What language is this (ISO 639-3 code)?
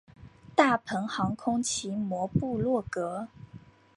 zho